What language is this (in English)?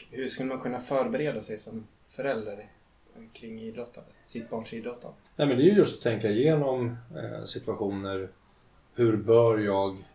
Swedish